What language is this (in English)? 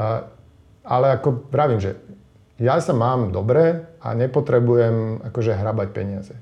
Slovak